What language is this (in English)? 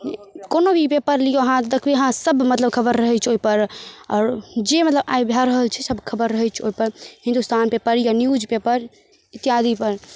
Maithili